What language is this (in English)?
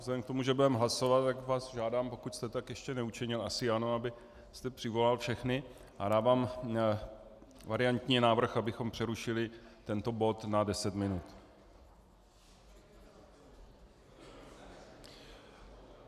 Czech